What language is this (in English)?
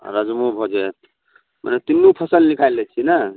Maithili